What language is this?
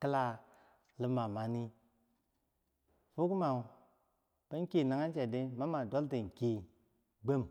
Bangwinji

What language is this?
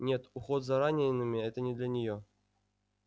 Russian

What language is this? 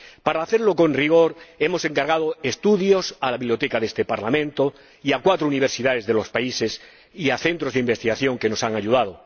Spanish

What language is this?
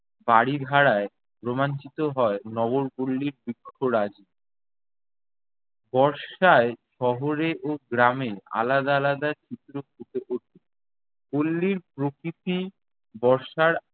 Bangla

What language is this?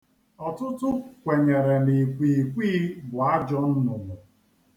Igbo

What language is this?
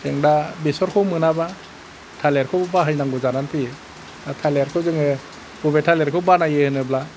Bodo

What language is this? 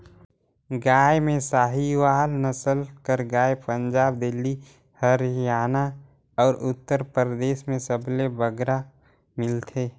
Chhattisgarhi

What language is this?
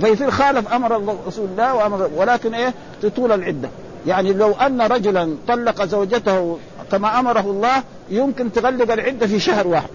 Arabic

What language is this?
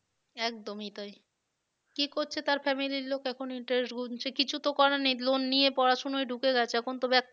Bangla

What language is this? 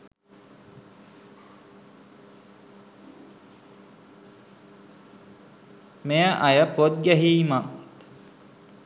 Sinhala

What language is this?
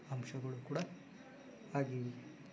Kannada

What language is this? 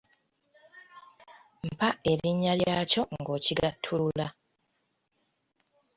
Ganda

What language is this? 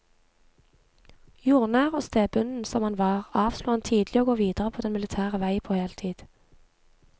Norwegian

